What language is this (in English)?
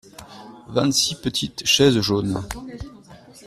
French